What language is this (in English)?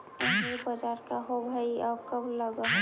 Magahi